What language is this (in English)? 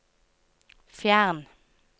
Norwegian